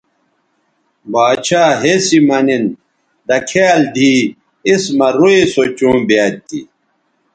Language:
Bateri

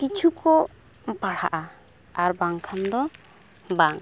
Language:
Santali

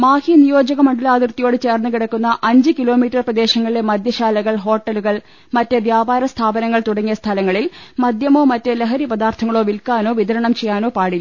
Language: Malayalam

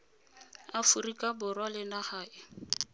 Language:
Tswana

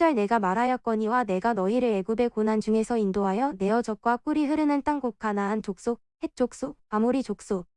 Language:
Korean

